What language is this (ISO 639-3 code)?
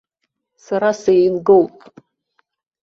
abk